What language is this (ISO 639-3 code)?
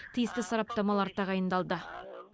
kaz